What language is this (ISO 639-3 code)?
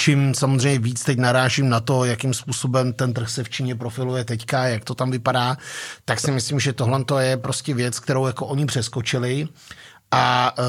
ces